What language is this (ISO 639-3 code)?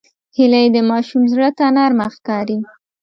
pus